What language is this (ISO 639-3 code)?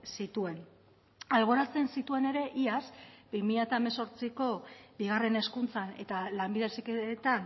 eus